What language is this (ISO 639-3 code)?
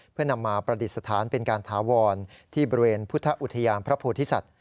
tha